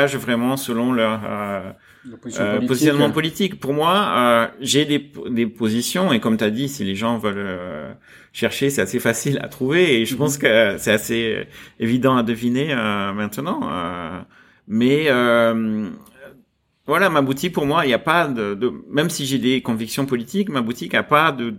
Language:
French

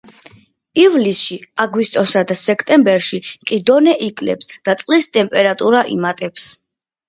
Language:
Georgian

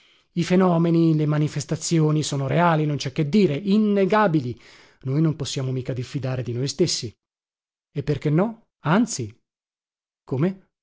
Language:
Italian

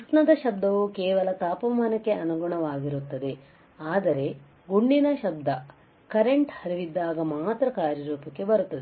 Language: Kannada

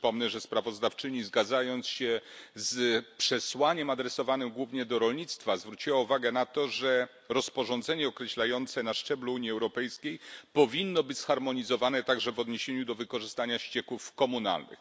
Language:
Polish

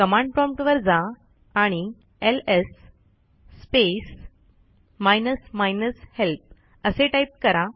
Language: Marathi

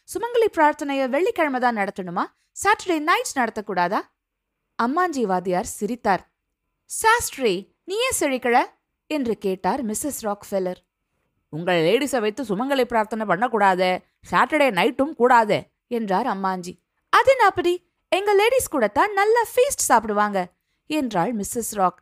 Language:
Tamil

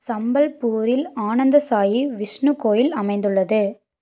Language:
Tamil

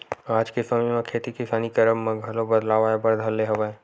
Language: Chhattisgarhi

